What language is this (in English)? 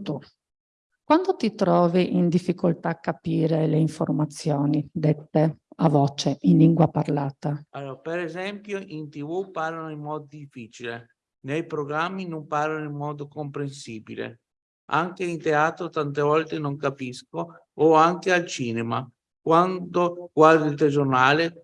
Italian